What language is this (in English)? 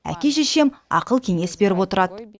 Kazakh